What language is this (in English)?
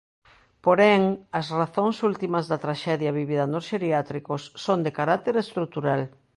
Galician